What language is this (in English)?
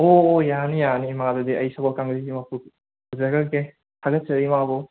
Manipuri